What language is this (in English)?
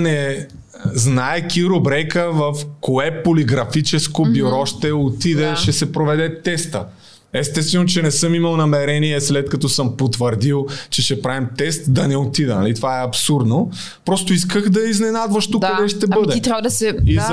Bulgarian